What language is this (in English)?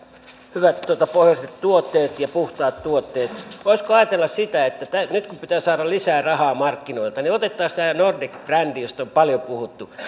Finnish